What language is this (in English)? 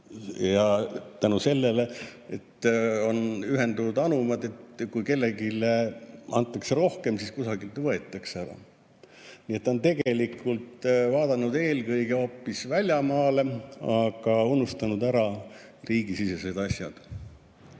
Estonian